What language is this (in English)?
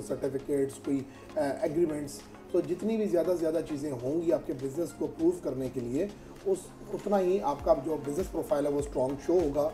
Hindi